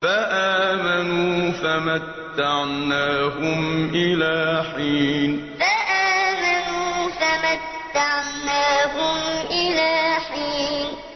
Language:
Arabic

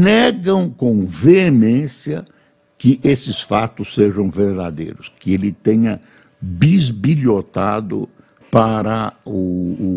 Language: Portuguese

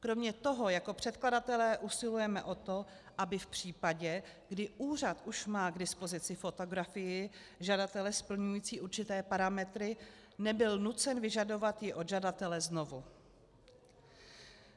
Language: Czech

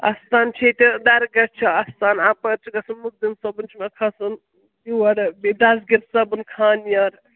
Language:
Kashmiri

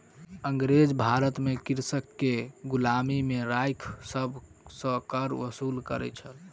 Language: Maithili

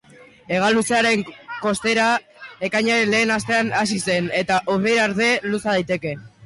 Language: Basque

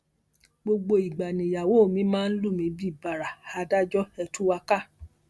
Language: Yoruba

